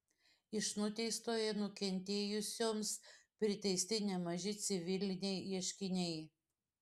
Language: Lithuanian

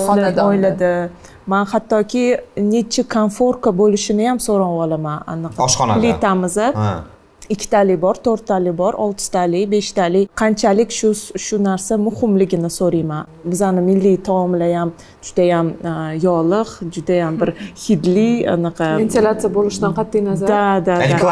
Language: Turkish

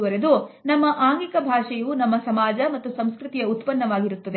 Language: Kannada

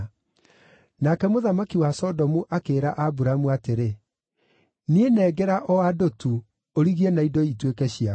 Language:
Kikuyu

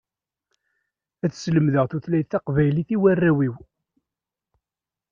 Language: Kabyle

